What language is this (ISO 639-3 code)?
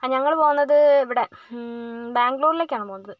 mal